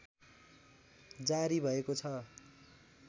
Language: Nepali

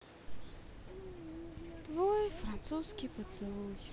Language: Russian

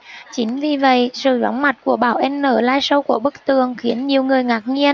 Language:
Vietnamese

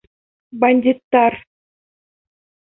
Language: Bashkir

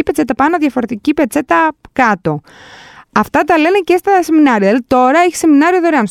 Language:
Greek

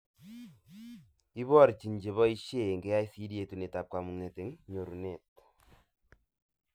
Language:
Kalenjin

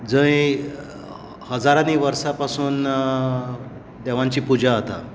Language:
Konkani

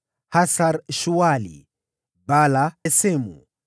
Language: Swahili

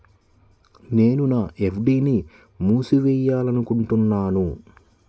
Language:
Telugu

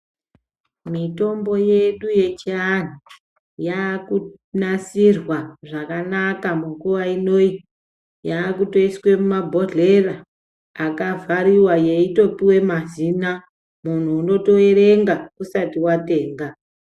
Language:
Ndau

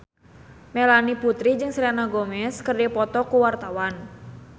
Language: Sundanese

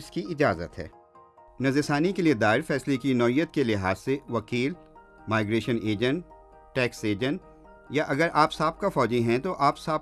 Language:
Urdu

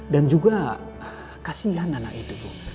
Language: Indonesian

